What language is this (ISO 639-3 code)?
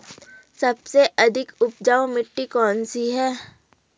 hin